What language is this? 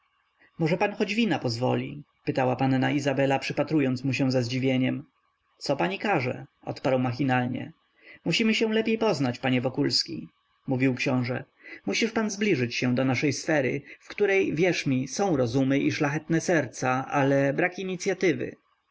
Polish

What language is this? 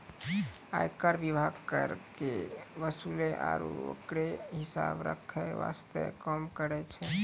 Maithili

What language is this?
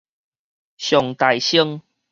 Min Nan Chinese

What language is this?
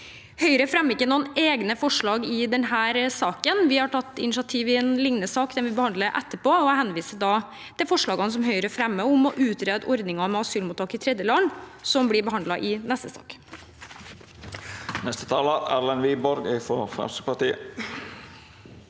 Norwegian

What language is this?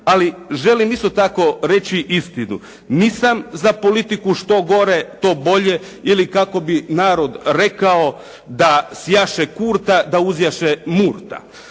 Croatian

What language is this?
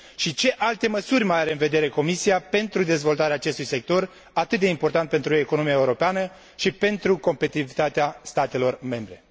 Romanian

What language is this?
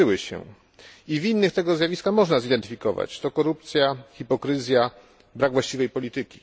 Polish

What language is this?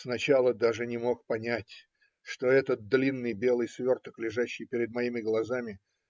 Russian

